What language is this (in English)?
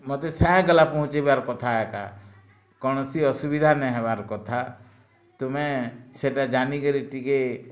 Odia